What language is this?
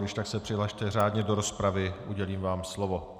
Czech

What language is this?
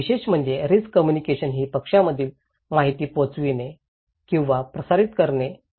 Marathi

